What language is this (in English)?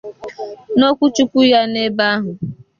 Igbo